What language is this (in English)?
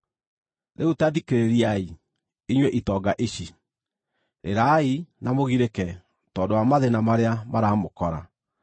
Kikuyu